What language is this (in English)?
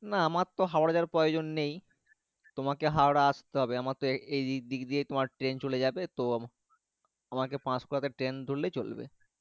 Bangla